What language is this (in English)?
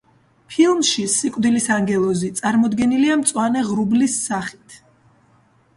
Georgian